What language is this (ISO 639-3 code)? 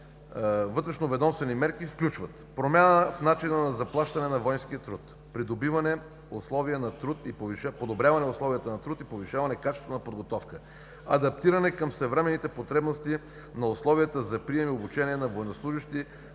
bul